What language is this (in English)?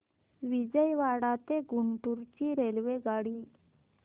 Marathi